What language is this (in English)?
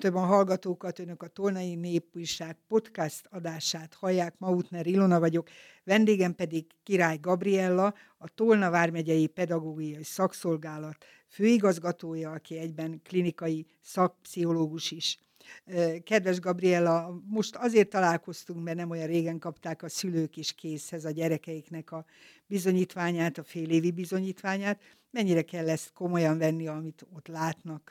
Hungarian